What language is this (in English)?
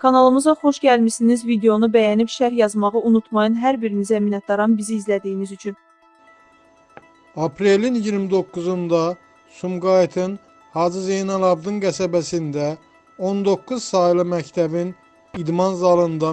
Turkish